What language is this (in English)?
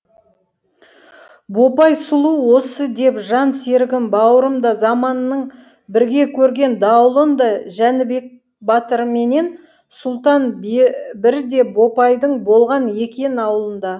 Kazakh